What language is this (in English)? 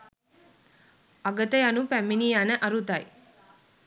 Sinhala